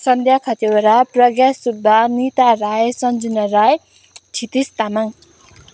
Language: Nepali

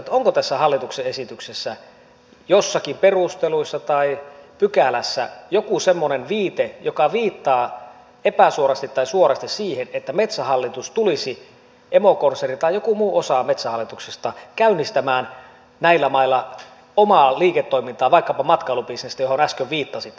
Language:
Finnish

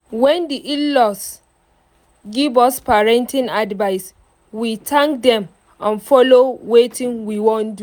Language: Nigerian Pidgin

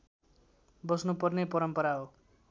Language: Nepali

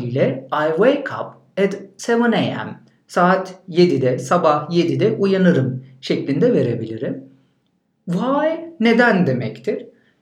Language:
Turkish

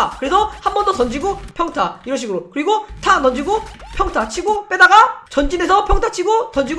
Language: Korean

